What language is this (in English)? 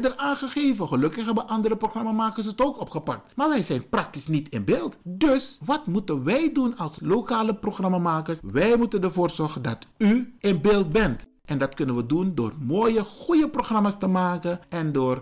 Dutch